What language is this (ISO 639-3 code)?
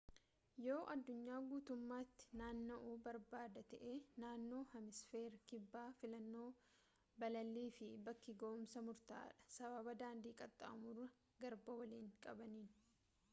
orm